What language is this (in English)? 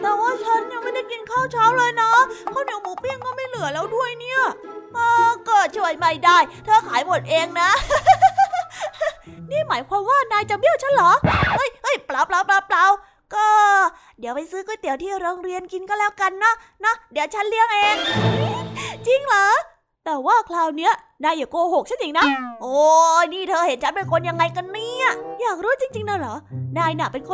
Thai